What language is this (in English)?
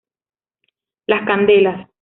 Spanish